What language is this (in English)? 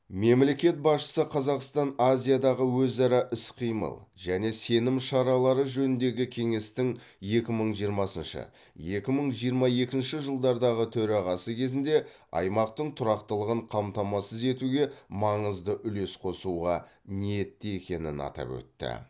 Kazakh